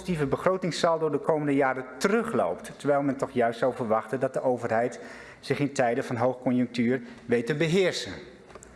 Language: Dutch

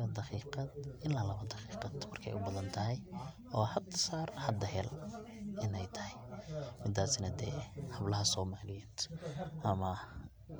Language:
Somali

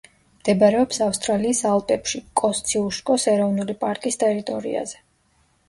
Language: Georgian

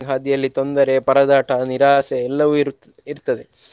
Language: Kannada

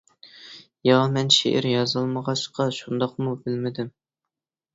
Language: Uyghur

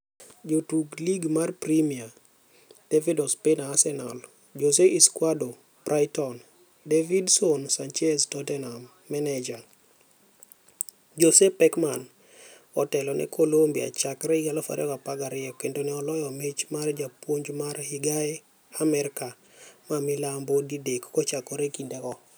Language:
Luo (Kenya and Tanzania)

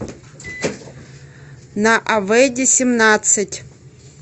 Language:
Russian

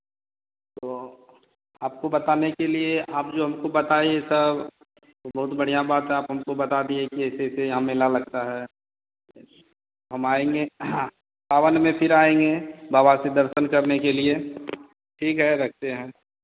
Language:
Hindi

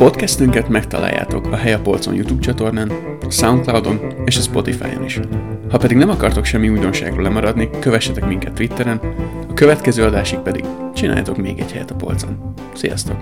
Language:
Hungarian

